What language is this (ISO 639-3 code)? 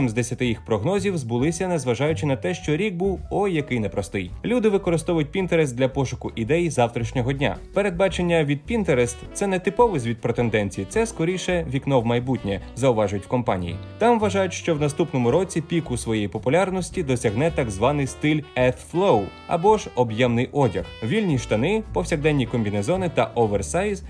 ukr